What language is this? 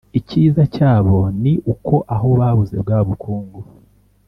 Kinyarwanda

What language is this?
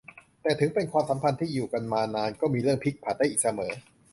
Thai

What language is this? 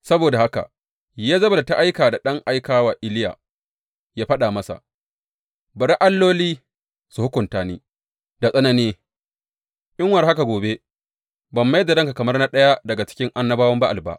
Hausa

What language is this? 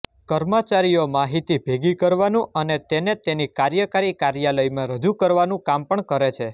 Gujarati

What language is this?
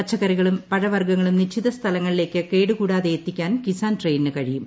Malayalam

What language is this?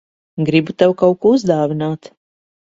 Latvian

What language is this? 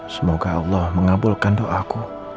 Indonesian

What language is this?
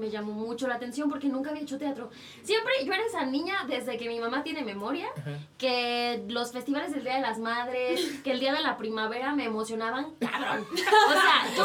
Spanish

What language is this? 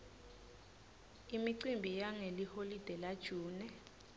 Swati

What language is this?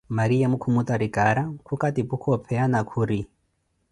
Koti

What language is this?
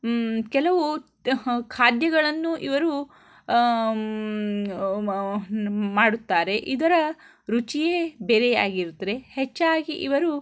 Kannada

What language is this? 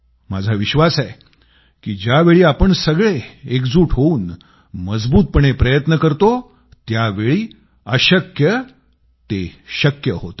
Marathi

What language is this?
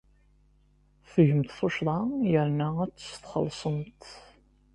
Kabyle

